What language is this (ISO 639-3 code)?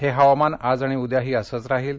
mar